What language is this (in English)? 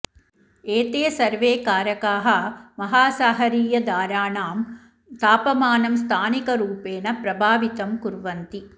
Sanskrit